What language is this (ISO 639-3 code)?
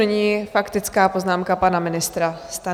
ces